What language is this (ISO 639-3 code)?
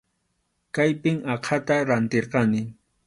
qxu